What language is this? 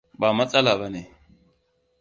Hausa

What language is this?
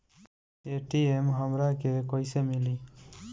Bhojpuri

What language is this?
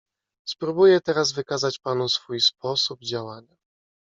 Polish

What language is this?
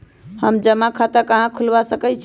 Magahi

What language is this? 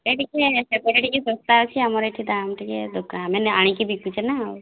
Odia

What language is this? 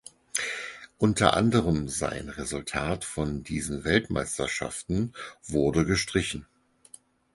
German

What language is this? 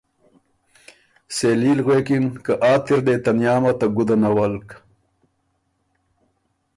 Ormuri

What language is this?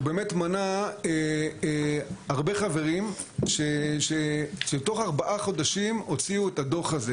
Hebrew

